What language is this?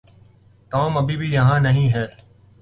Urdu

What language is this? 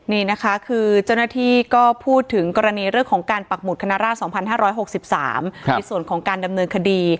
Thai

